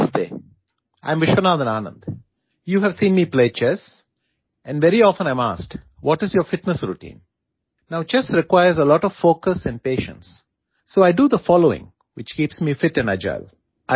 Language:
Gujarati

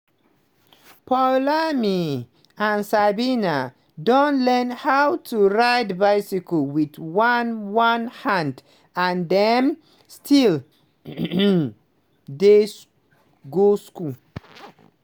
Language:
Nigerian Pidgin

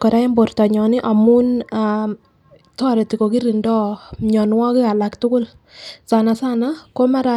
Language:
Kalenjin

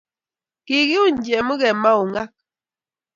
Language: Kalenjin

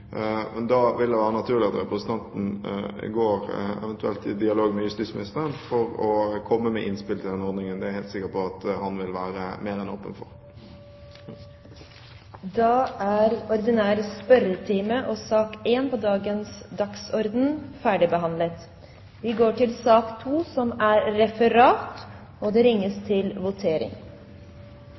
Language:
Norwegian Bokmål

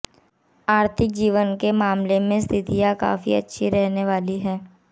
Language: Hindi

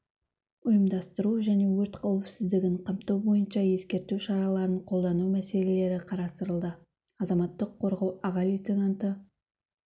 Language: Kazakh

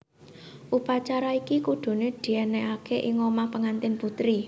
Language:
Javanese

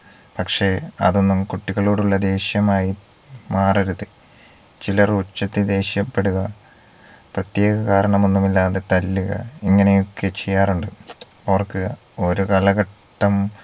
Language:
Malayalam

